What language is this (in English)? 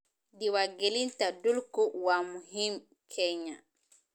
Somali